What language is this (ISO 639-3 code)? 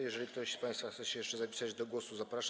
pol